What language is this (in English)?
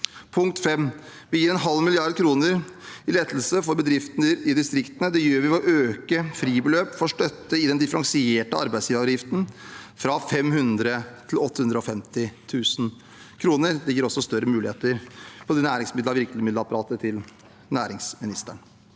Norwegian